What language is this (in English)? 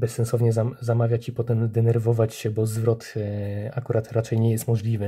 Polish